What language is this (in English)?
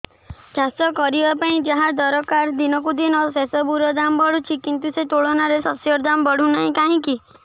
Odia